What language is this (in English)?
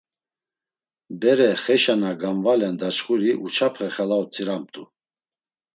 Laz